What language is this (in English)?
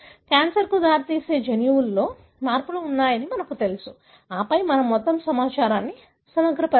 Telugu